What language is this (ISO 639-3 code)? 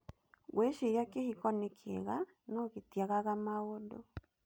kik